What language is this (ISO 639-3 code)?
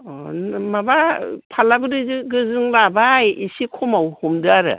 brx